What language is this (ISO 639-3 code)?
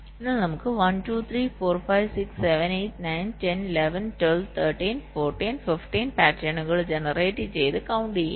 mal